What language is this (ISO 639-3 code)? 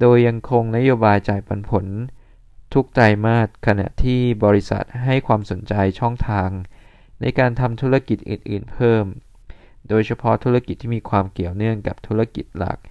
tha